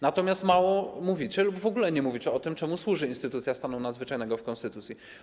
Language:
Polish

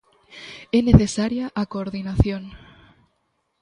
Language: Galician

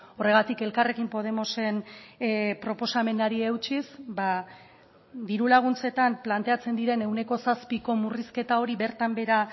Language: Basque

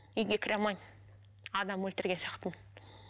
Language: Kazakh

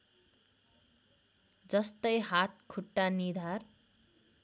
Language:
Nepali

